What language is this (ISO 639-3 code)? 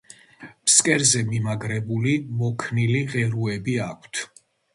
kat